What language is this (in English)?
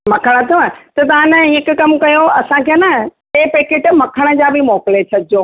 Sindhi